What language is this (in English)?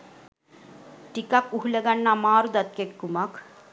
Sinhala